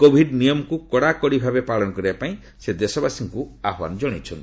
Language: Odia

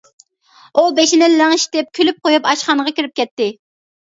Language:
Uyghur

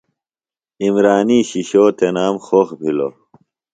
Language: Phalura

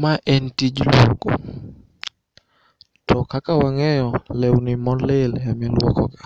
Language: Luo (Kenya and Tanzania)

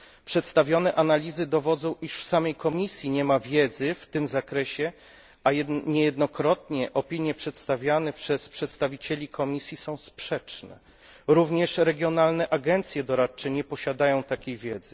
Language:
Polish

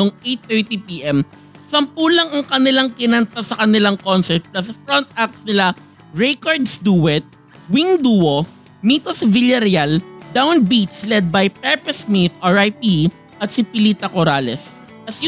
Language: Filipino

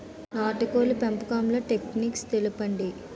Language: Telugu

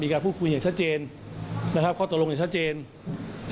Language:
Thai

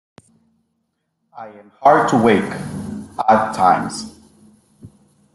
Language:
English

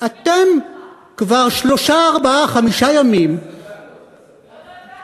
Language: Hebrew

